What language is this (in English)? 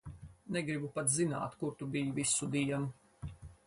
Latvian